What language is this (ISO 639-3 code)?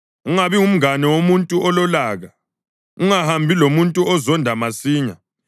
nde